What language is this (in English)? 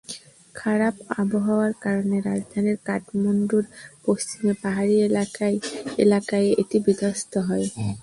Bangla